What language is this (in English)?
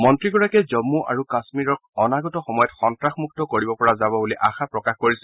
Assamese